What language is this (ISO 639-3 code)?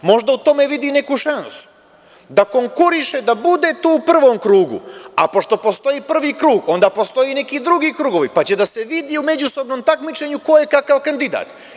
srp